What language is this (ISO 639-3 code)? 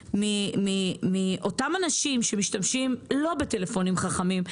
heb